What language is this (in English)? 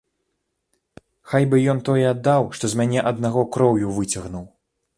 Belarusian